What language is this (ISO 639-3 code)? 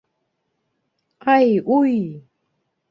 bak